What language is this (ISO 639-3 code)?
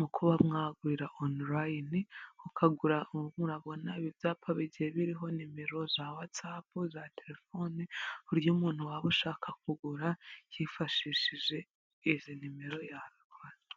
kin